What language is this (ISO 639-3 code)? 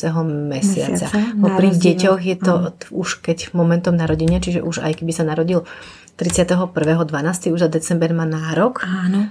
slk